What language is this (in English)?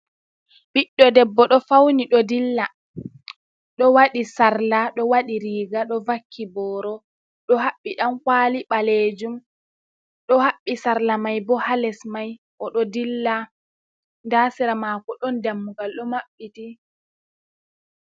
Fula